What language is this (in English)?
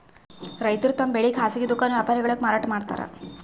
Kannada